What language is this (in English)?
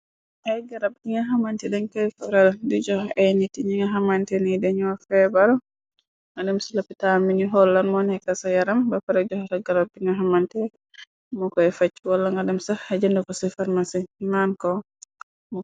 Wolof